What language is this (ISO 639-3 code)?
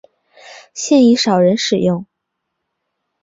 zho